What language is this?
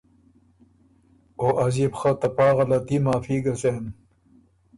Ormuri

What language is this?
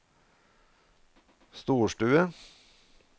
Norwegian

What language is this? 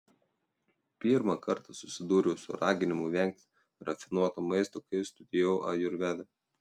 Lithuanian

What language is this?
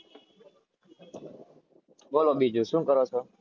Gujarati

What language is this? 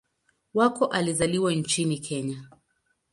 Swahili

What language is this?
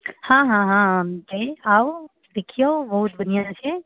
Maithili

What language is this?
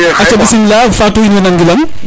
Serer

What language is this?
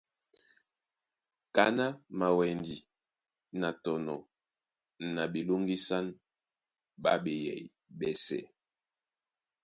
Duala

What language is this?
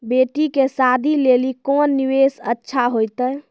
Maithili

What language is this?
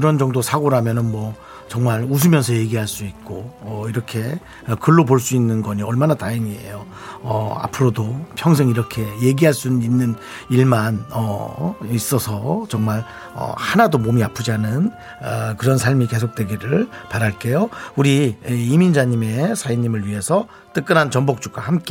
Korean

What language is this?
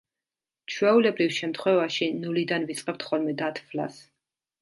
Georgian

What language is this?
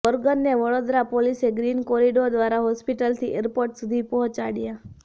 Gujarati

